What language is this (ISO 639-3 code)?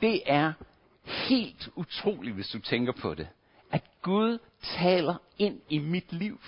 dan